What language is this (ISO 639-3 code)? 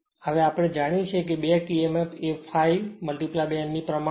guj